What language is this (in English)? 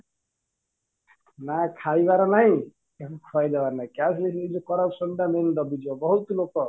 Odia